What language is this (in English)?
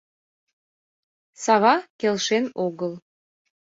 Mari